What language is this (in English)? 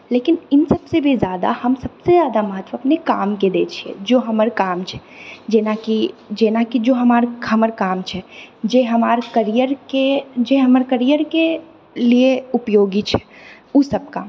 Maithili